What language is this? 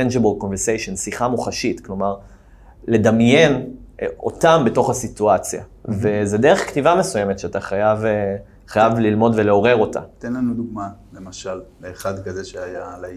Hebrew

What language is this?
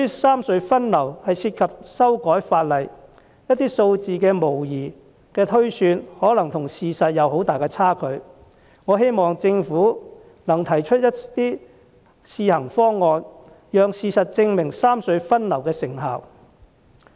Cantonese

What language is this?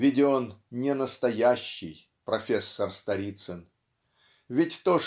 Russian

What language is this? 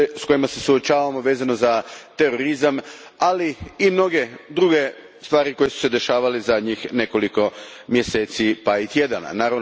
Croatian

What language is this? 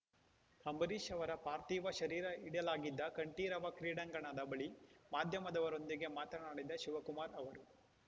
Kannada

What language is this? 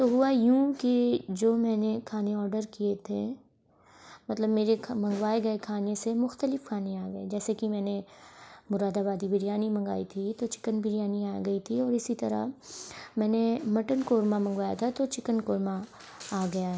Urdu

